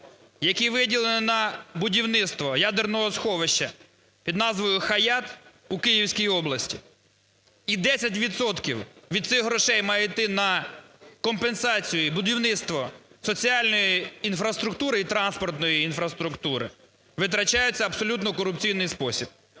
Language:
Ukrainian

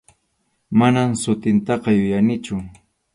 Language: Arequipa-La Unión Quechua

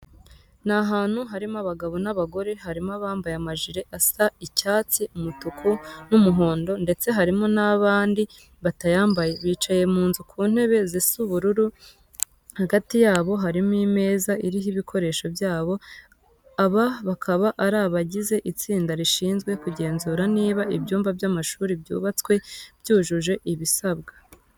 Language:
Kinyarwanda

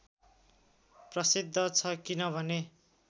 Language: Nepali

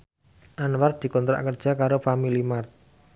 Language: Javanese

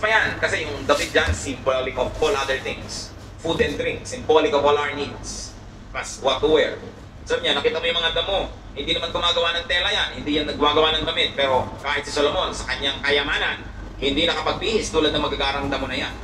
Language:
Filipino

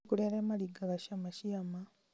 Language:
Kikuyu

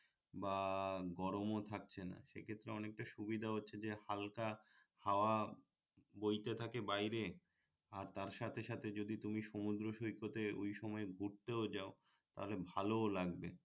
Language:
Bangla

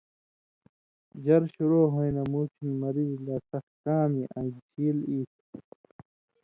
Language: Indus Kohistani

